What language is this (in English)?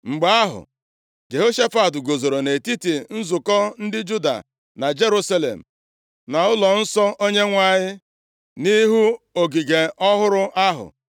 Igbo